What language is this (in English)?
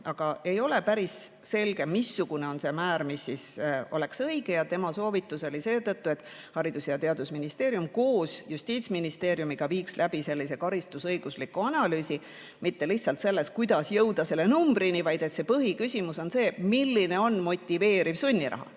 Estonian